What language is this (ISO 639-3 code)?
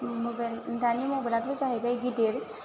brx